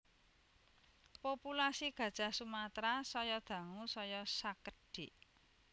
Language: Javanese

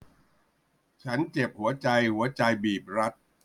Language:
Thai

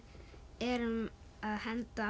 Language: Icelandic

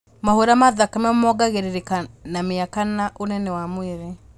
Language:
Kikuyu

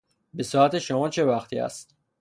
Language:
Persian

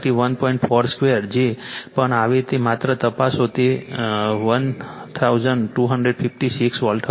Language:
Gujarati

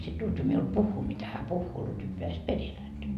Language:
Finnish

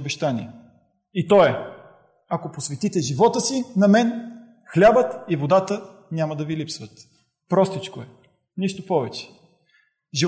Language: Bulgarian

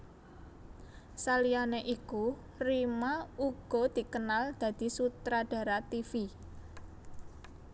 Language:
Javanese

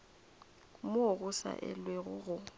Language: Northern Sotho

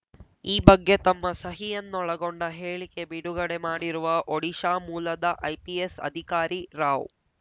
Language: Kannada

